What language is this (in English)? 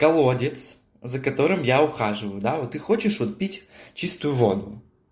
Russian